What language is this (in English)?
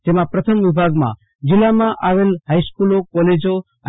Gujarati